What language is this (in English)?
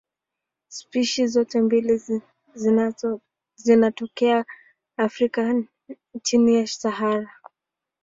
Swahili